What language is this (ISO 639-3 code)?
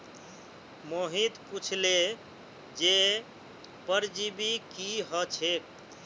mag